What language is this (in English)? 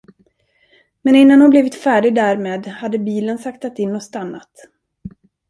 Swedish